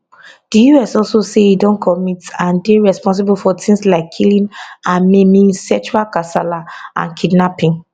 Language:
Nigerian Pidgin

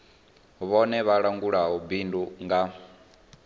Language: Venda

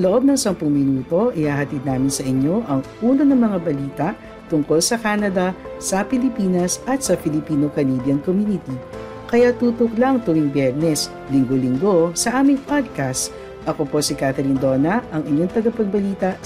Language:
Filipino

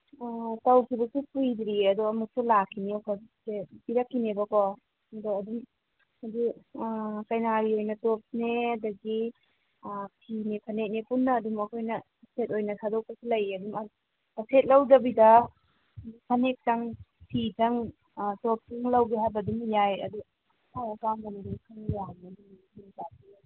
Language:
Manipuri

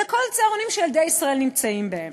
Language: Hebrew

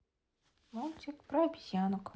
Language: Russian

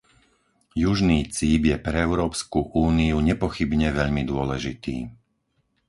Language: Slovak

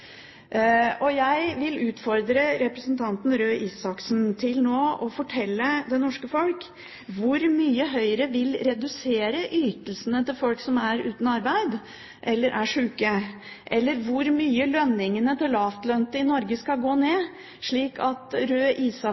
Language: Norwegian Bokmål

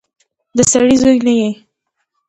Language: Pashto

